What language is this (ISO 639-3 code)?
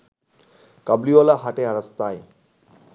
ben